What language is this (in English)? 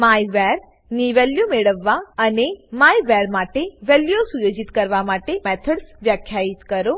Gujarati